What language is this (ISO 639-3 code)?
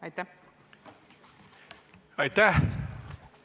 est